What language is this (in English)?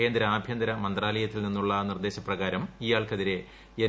Malayalam